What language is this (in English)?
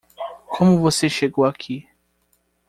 Portuguese